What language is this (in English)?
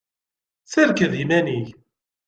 Kabyle